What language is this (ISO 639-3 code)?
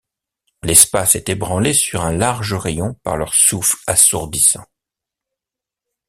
fra